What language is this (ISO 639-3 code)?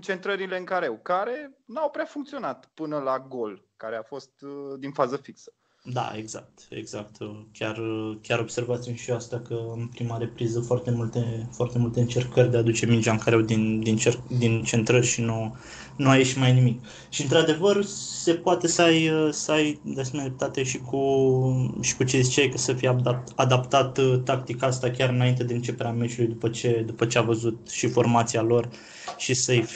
ron